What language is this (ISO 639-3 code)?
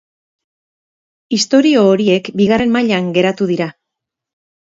eus